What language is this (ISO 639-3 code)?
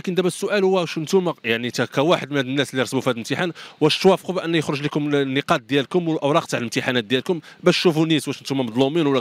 ara